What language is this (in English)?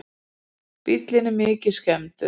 Icelandic